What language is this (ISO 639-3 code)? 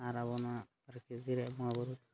sat